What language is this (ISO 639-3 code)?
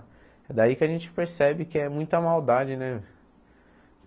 por